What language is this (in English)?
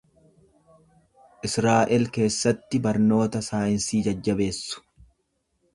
Oromo